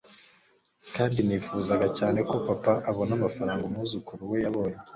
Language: Kinyarwanda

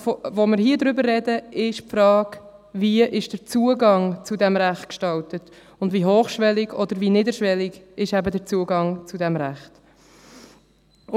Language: Swiss German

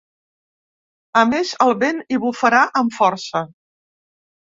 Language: Catalan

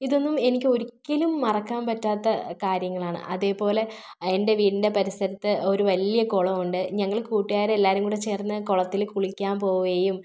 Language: Malayalam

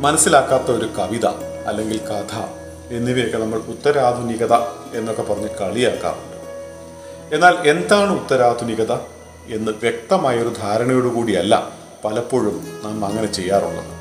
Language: Malayalam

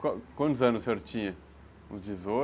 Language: Portuguese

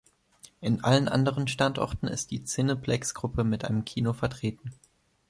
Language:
German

